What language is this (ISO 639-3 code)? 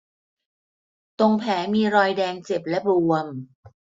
tha